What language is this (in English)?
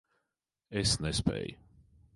Latvian